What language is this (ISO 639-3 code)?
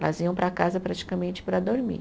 por